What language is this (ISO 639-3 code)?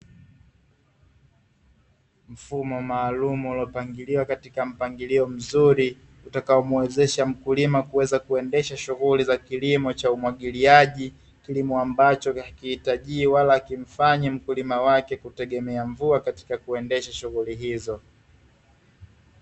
swa